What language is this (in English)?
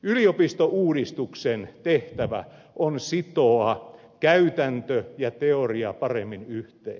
Finnish